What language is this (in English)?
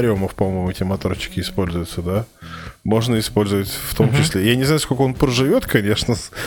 Russian